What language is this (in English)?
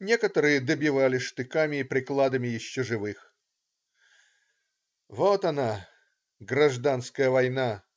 Russian